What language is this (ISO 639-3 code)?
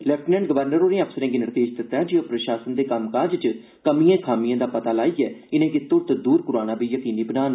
doi